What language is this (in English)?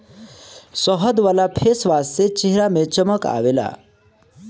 Bhojpuri